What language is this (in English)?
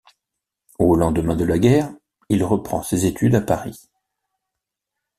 French